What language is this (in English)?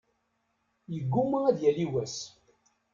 Kabyle